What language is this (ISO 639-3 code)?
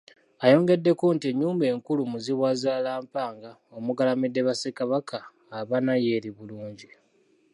lug